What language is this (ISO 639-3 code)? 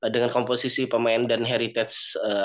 ind